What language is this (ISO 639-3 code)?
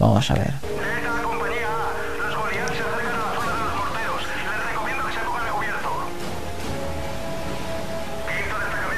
spa